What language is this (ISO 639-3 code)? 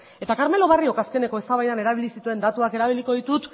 eus